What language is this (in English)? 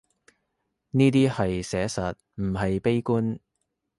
Cantonese